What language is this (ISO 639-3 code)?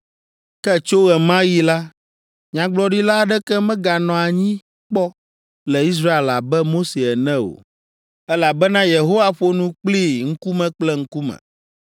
ewe